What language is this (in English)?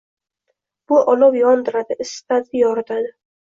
Uzbek